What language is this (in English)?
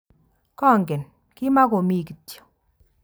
Kalenjin